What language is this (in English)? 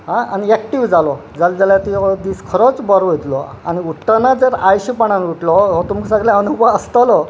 Konkani